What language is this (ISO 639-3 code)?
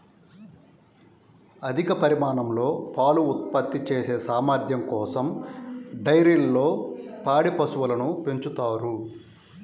tel